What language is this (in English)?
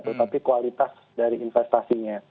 Indonesian